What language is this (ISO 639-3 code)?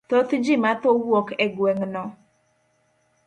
luo